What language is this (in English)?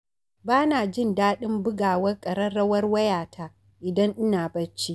Hausa